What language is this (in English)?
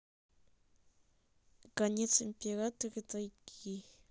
Russian